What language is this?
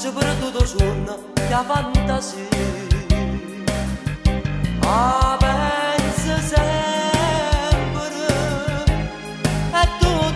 Turkish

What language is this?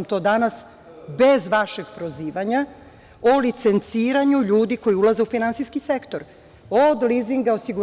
Serbian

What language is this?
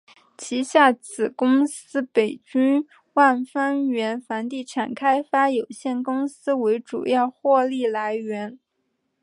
Chinese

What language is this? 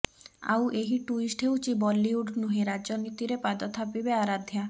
Odia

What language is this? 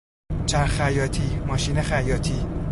Persian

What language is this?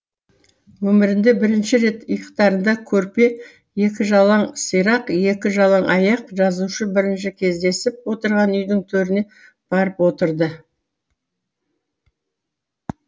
Kazakh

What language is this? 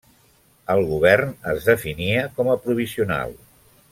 Catalan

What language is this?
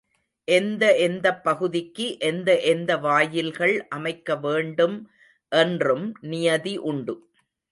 Tamil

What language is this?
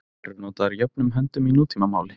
Icelandic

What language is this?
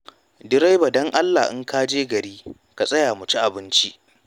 Hausa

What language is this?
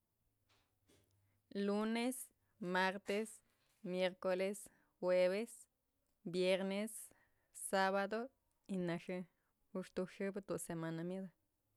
Mazatlán Mixe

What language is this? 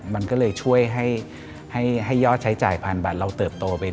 Thai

